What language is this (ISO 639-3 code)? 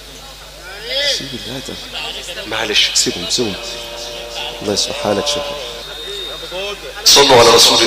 ara